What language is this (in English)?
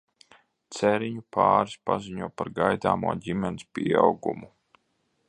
Latvian